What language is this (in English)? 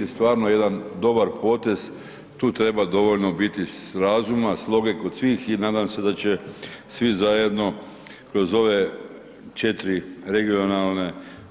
Croatian